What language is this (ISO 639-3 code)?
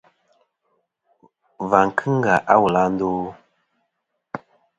bkm